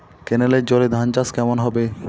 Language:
Bangla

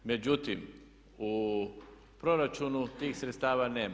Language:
Croatian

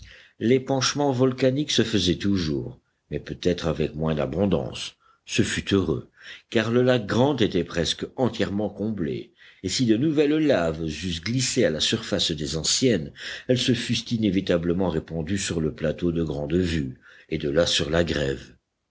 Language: French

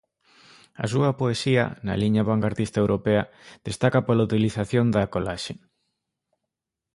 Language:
Galician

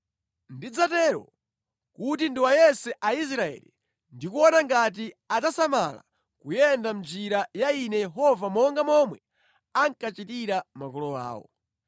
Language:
Nyanja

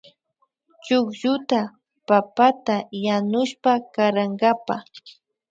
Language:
Imbabura Highland Quichua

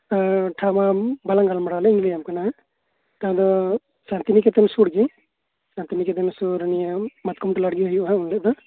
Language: Santali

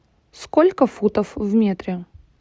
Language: Russian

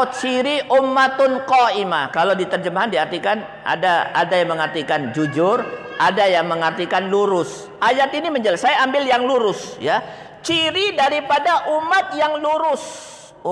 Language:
Indonesian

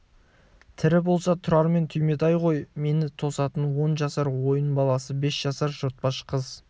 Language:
Kazakh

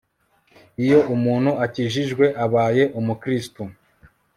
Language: Kinyarwanda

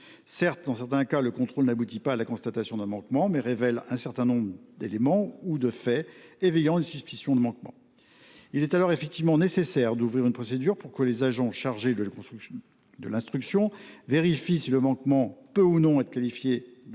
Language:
French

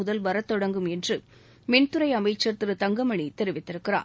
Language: Tamil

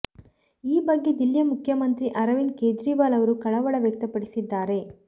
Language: Kannada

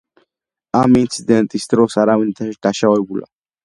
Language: Georgian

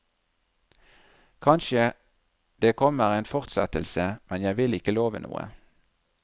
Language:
Norwegian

